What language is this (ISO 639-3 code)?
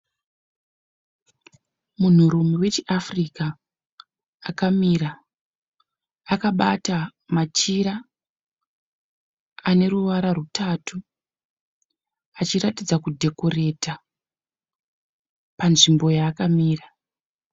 sna